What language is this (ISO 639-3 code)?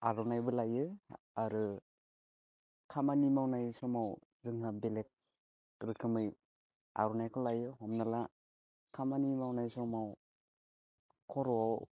brx